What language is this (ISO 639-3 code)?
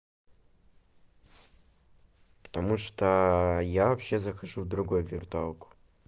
rus